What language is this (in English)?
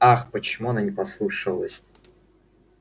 Russian